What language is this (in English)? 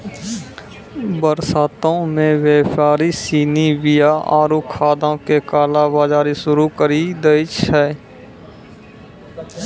Maithili